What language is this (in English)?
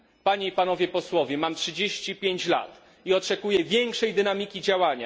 Polish